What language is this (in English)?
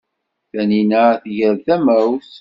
Kabyle